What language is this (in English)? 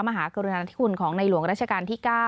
Thai